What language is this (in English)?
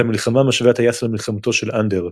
Hebrew